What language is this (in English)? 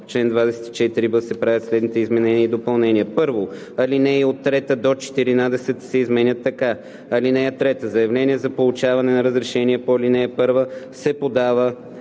Bulgarian